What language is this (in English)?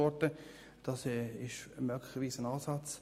Swiss German